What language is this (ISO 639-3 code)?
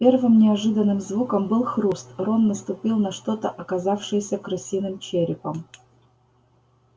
rus